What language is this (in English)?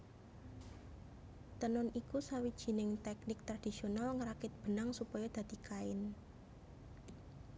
Javanese